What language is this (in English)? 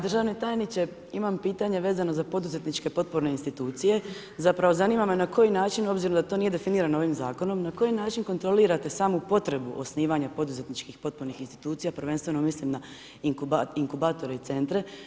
Croatian